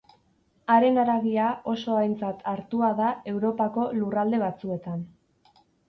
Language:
Basque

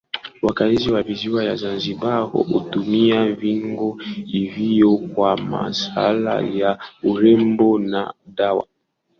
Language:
Swahili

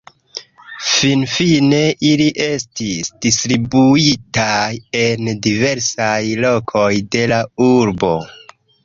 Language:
Esperanto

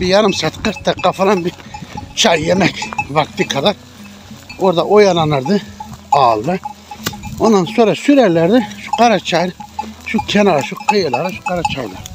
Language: Turkish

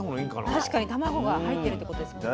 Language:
Japanese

